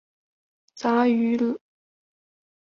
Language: Chinese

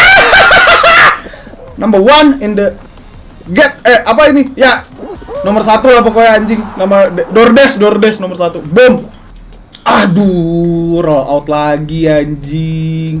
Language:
Indonesian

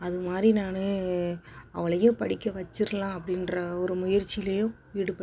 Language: Tamil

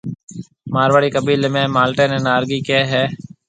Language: Marwari (Pakistan)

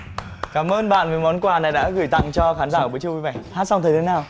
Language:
Vietnamese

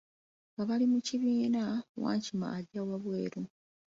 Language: Ganda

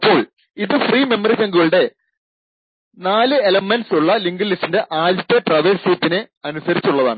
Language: Malayalam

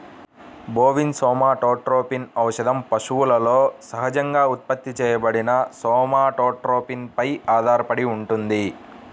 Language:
Telugu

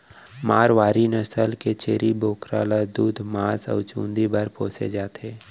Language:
Chhattisgarhi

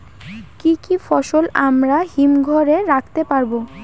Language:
Bangla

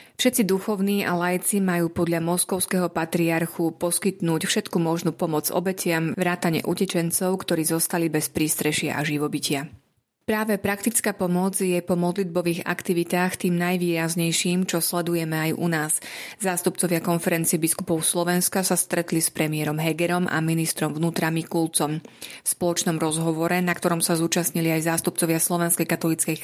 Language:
Slovak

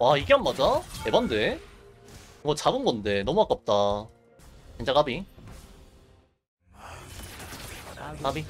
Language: Korean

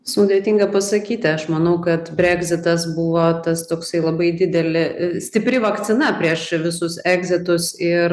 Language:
Lithuanian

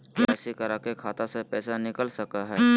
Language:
Magahi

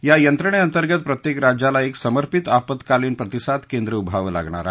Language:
Marathi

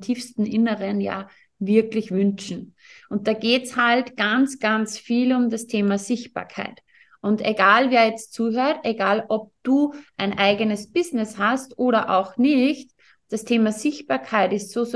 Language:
German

